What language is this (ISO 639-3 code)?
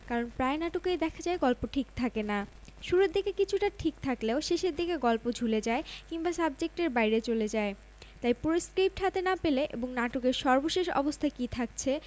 ben